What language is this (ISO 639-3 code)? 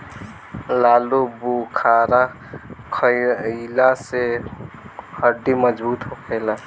bho